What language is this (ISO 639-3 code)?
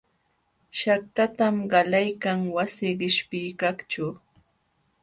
qxw